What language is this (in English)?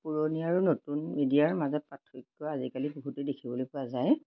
Assamese